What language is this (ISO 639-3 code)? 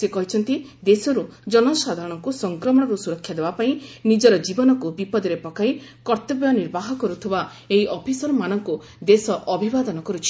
ori